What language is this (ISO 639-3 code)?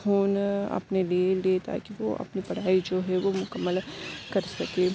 urd